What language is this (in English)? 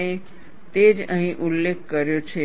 Gujarati